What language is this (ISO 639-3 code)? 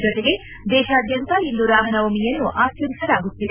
kan